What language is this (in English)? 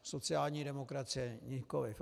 Czech